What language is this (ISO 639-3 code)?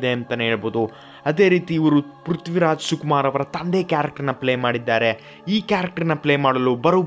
ron